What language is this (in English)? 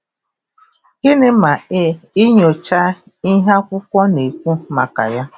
Igbo